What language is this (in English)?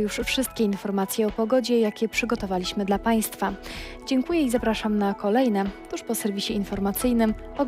Polish